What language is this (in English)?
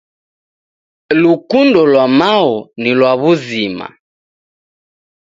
Taita